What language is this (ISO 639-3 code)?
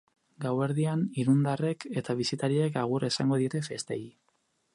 eus